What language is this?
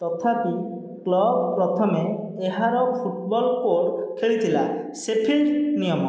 Odia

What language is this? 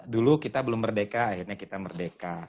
Indonesian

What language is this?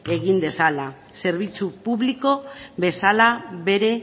Basque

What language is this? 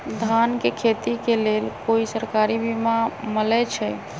Magahi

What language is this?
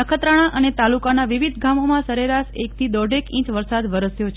Gujarati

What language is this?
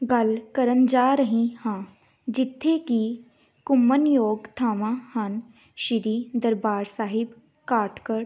Punjabi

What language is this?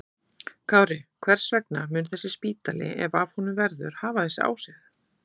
Icelandic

